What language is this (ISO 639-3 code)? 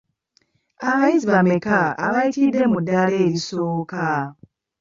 lug